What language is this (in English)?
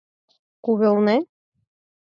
Mari